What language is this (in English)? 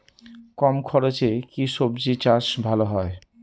Bangla